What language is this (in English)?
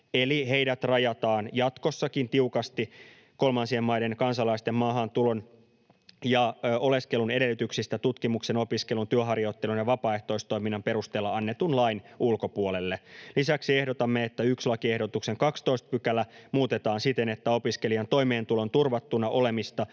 Finnish